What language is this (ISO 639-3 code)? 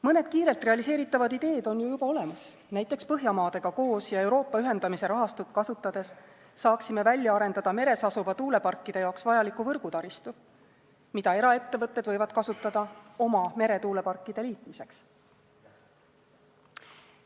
est